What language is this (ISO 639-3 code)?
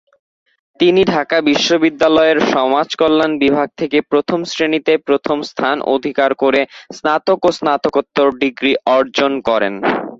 ben